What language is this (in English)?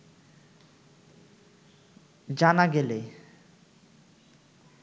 Bangla